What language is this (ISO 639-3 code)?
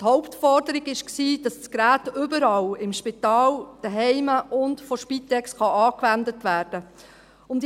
gsw